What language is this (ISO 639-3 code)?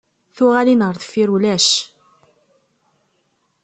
kab